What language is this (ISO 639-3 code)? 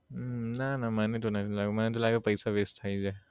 guj